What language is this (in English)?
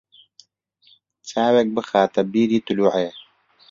Central Kurdish